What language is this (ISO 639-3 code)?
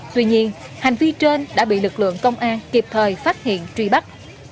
vie